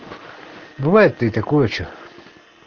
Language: Russian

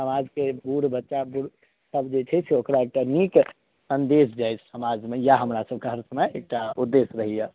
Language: Maithili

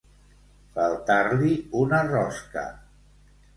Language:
Catalan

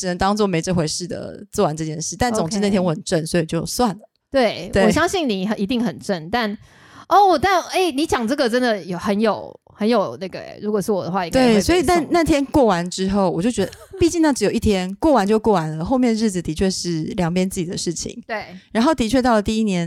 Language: Chinese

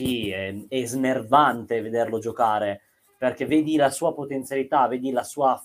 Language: Italian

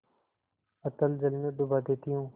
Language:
Hindi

